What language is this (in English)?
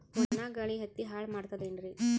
Kannada